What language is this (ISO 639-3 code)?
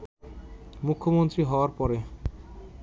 ben